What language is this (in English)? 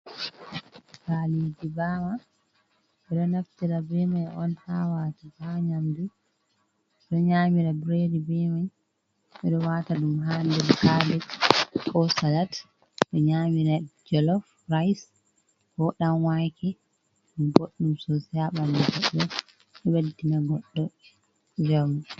Fula